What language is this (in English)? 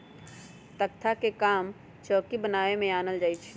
Magahi